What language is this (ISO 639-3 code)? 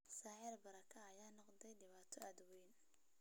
som